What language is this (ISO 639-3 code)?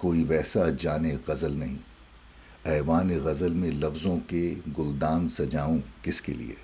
urd